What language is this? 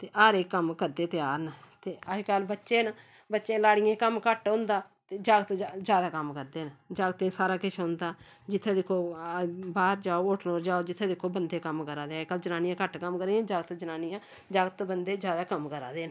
Dogri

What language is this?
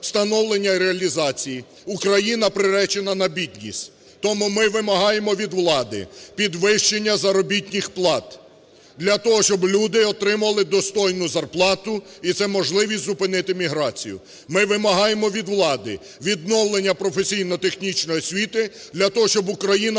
Ukrainian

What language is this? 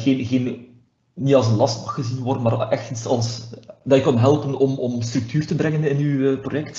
Dutch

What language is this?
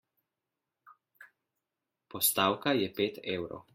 Slovenian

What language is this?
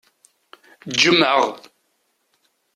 Kabyle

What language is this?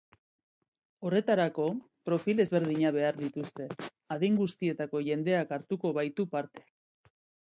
Basque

